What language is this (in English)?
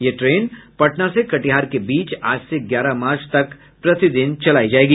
Hindi